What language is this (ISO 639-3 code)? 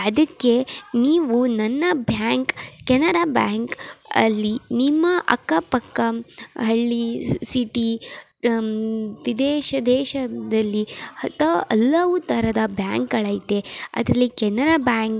kan